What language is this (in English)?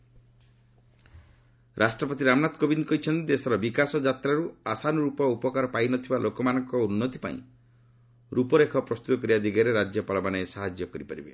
Odia